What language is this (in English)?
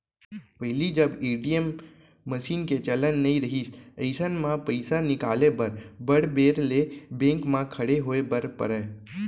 Chhattisgarhi